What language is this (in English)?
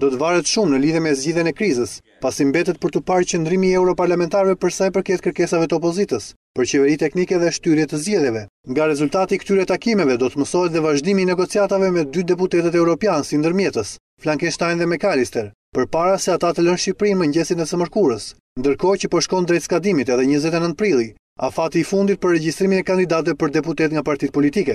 Greek